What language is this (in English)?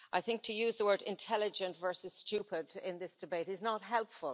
English